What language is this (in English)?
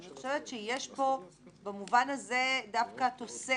Hebrew